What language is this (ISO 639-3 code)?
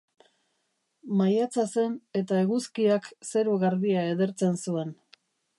eus